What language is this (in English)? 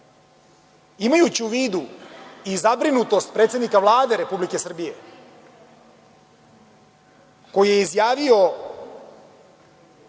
Serbian